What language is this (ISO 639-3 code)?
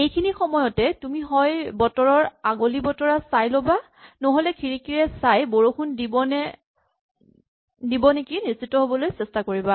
asm